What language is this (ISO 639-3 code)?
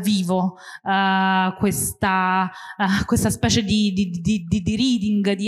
ita